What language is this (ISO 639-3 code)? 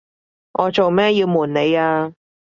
yue